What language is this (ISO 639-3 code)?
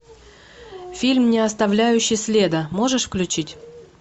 rus